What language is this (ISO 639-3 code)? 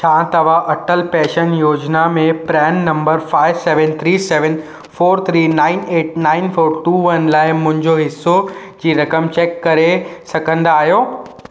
snd